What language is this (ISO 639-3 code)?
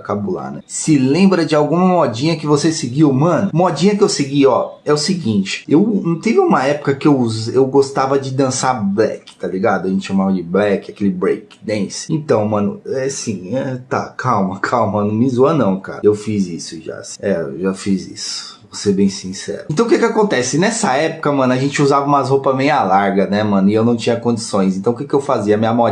por